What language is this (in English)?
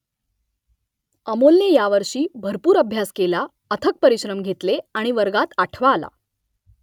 Marathi